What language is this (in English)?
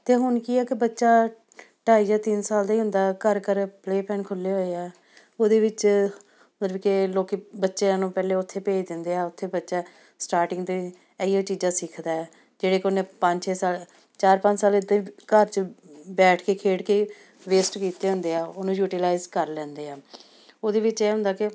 Punjabi